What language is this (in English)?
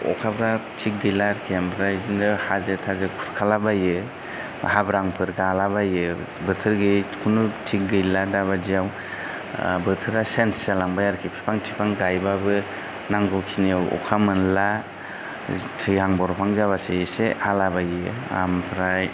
Bodo